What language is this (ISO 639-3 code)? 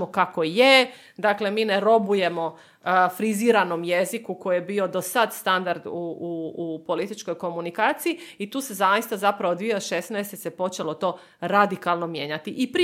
hrv